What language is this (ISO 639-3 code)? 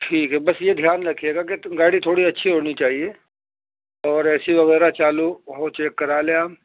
urd